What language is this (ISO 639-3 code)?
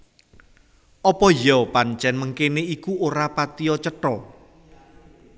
jav